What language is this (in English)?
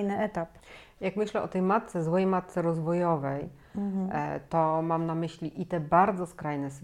Polish